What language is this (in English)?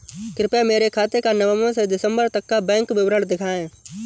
Hindi